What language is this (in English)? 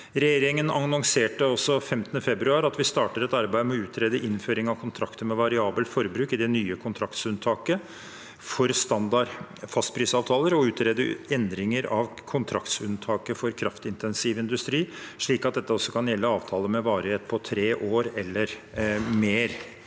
Norwegian